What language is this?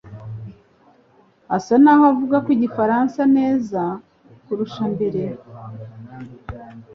Kinyarwanda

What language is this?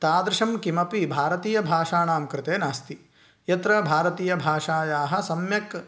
Sanskrit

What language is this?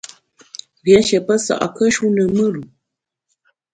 Bamun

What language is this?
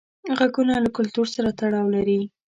Pashto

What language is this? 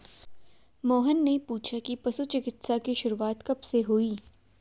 Hindi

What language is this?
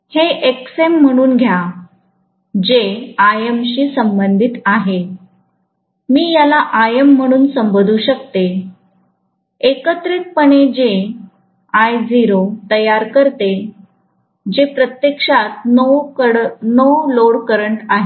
Marathi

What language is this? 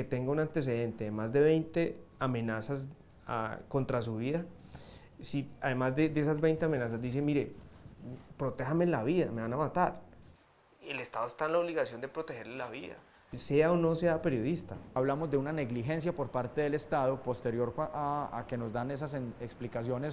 Spanish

